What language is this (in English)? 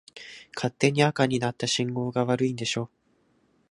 Japanese